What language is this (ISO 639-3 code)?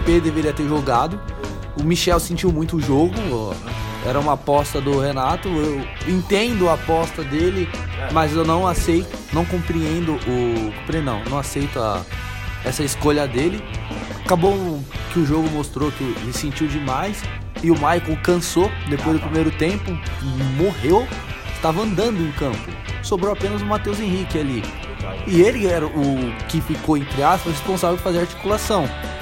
por